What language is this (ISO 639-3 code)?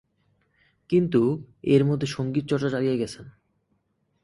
ben